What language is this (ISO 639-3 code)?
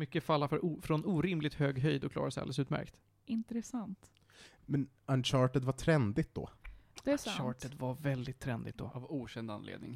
swe